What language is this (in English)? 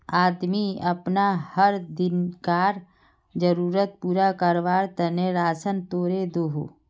Magahi